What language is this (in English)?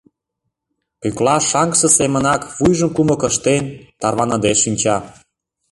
Mari